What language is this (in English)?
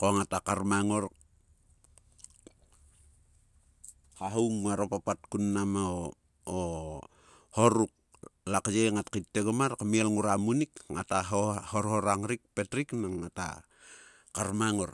Sulka